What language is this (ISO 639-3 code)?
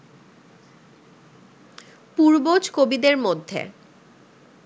ben